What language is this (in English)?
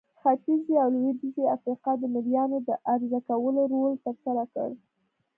Pashto